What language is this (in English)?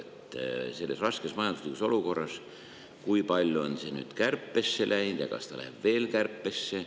Estonian